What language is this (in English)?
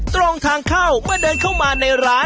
Thai